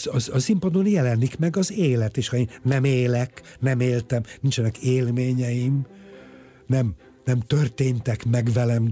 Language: Hungarian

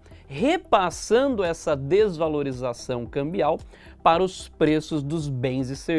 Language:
Portuguese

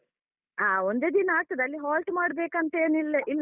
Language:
Kannada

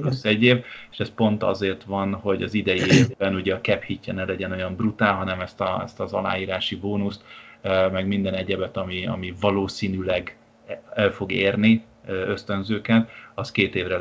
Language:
Hungarian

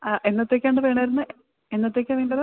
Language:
Malayalam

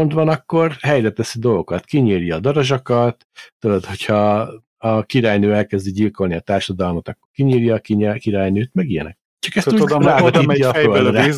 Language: Hungarian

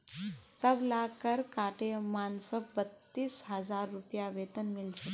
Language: Magahi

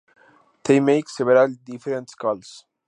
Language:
Spanish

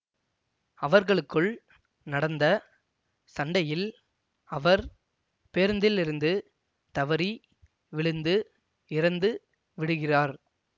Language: Tamil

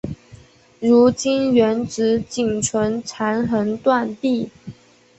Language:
Chinese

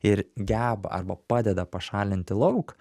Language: Lithuanian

